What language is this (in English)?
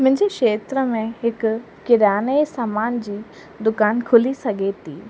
Sindhi